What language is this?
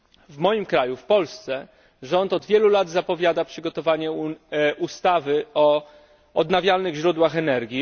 Polish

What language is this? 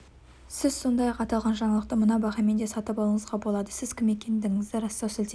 Kazakh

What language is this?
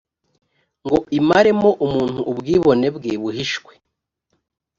Kinyarwanda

